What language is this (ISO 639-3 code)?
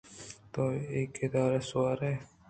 bgp